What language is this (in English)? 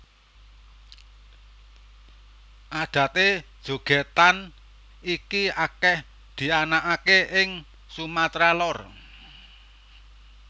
Javanese